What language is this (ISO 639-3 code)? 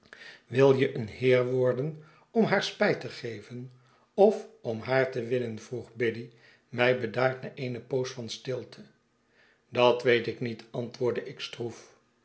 nld